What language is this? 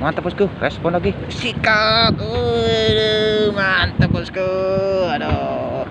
Indonesian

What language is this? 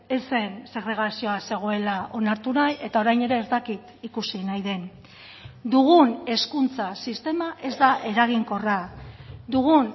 Basque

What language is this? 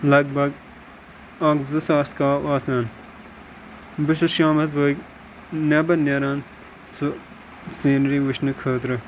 Kashmiri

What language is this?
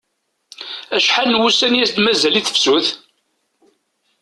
Kabyle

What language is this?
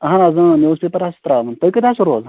Kashmiri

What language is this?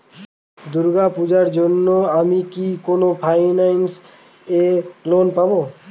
Bangla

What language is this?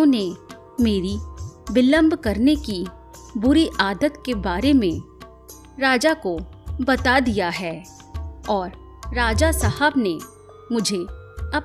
Hindi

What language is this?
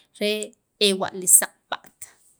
Sacapulteco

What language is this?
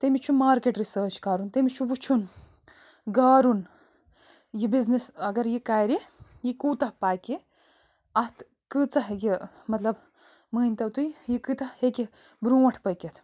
Kashmiri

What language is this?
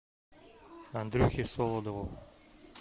Russian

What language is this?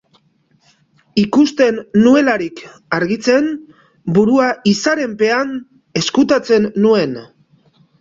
Basque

